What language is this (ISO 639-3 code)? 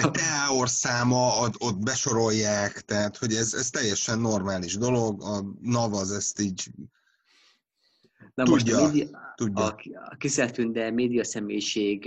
hun